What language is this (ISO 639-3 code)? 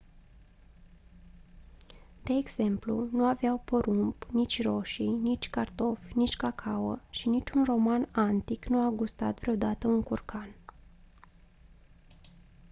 ron